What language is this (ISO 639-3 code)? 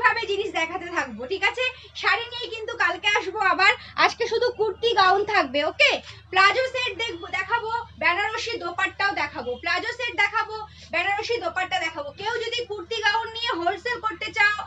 hin